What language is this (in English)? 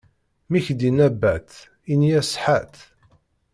Kabyle